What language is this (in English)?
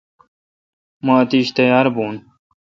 Kalkoti